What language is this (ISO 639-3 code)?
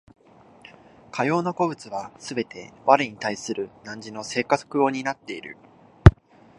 jpn